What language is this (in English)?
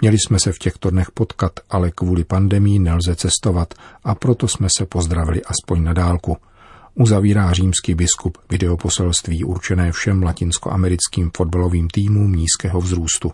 Czech